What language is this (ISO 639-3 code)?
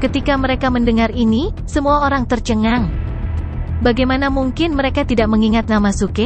ind